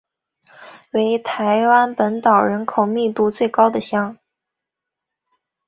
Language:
Chinese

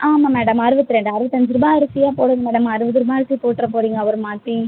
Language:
Tamil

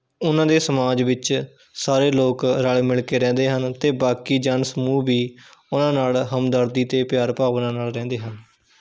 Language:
Punjabi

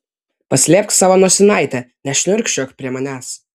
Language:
Lithuanian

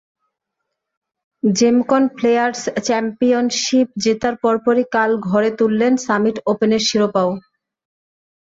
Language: Bangla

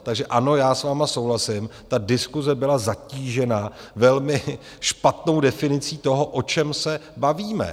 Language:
Czech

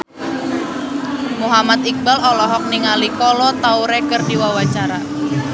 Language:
Sundanese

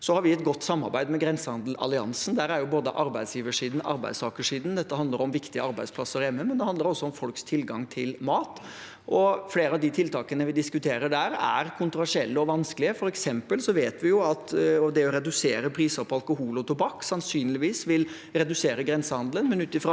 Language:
Norwegian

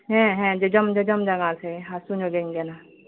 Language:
Santali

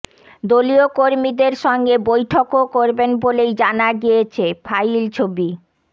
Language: Bangla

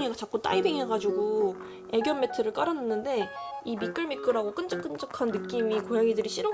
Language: Korean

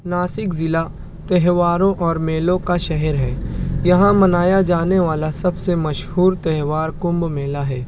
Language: Urdu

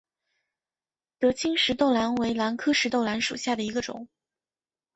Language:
Chinese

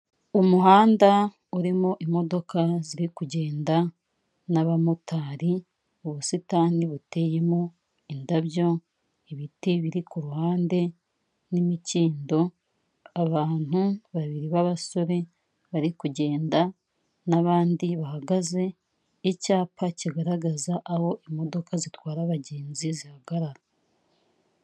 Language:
Kinyarwanda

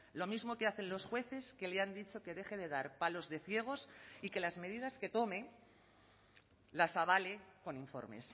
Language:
Spanish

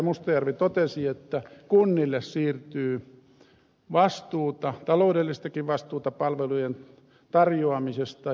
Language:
Finnish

